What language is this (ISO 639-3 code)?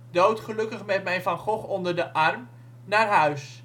nld